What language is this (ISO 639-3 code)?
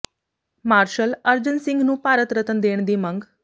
pan